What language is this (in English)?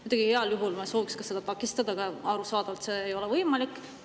Estonian